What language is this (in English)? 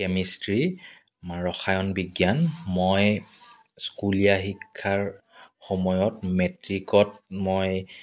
Assamese